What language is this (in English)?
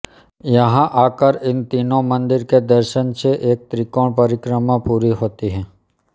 Hindi